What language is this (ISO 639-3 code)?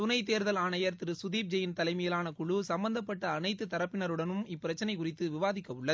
tam